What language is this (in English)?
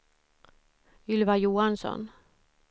Swedish